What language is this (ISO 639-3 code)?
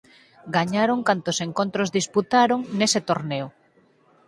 glg